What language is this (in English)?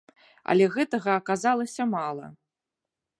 Belarusian